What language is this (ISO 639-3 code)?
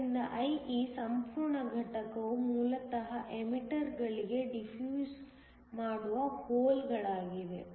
kan